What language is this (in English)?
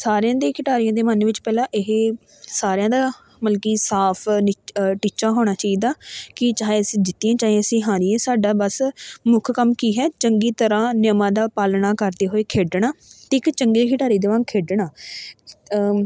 Punjabi